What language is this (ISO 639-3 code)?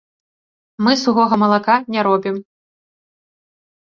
bel